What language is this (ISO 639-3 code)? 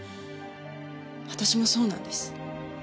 jpn